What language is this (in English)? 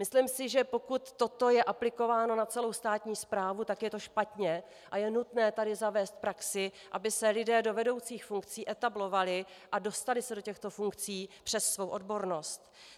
Czech